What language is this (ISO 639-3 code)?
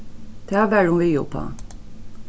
fao